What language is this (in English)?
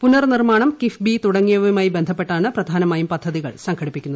Malayalam